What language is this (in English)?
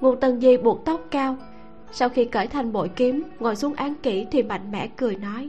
Vietnamese